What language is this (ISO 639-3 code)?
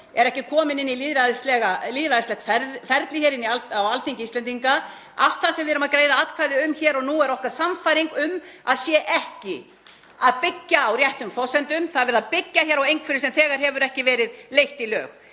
isl